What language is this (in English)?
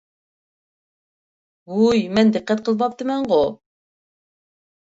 Uyghur